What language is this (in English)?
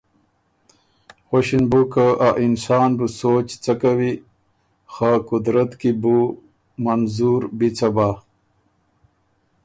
Ormuri